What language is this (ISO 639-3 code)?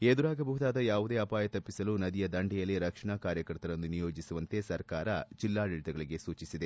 kan